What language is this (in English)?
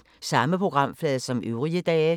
Danish